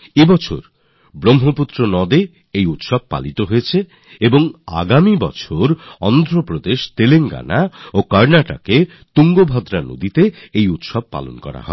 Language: Bangla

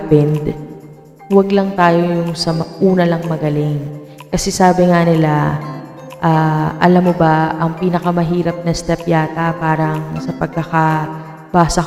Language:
Filipino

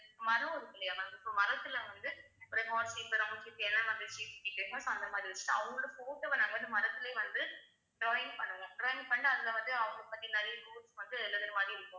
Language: Tamil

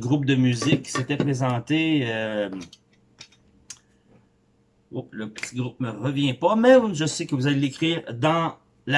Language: French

